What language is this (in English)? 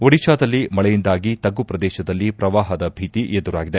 Kannada